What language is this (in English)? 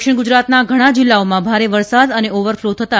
Gujarati